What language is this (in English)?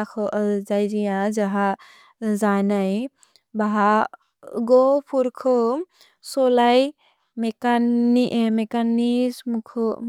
Bodo